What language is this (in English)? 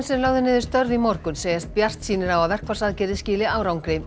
Icelandic